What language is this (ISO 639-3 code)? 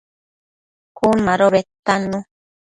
mcf